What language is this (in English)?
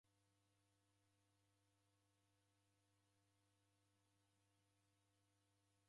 Taita